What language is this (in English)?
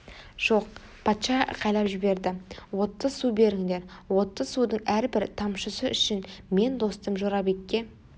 Kazakh